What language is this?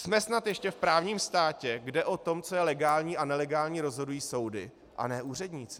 Czech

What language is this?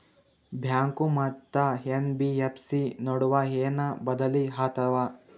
Kannada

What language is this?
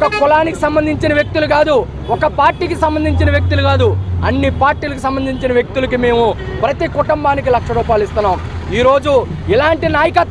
Arabic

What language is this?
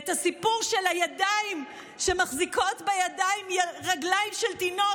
Hebrew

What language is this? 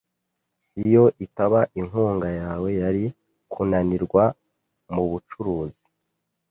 Kinyarwanda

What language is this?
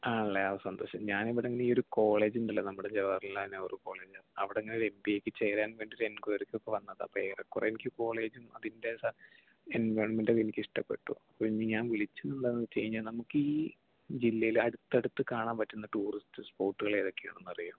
Malayalam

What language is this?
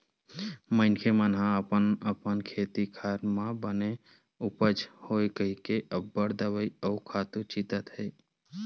Chhattisgarhi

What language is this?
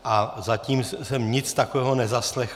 Czech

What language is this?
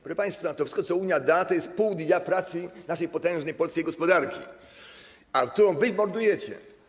Polish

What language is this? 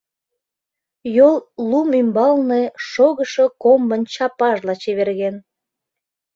Mari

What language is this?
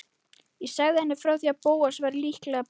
Icelandic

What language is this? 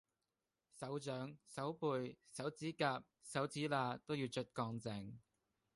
Cantonese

